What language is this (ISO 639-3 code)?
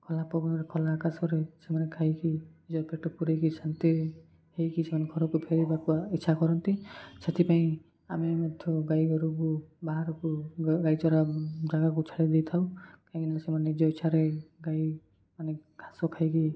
ori